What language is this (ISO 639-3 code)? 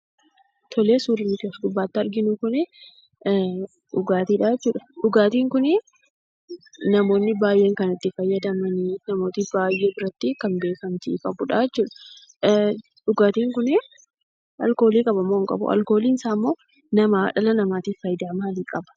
orm